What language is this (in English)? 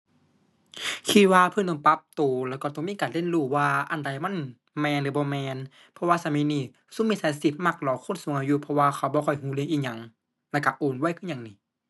Thai